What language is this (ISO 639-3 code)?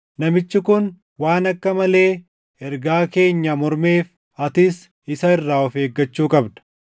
orm